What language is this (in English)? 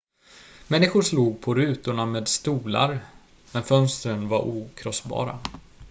Swedish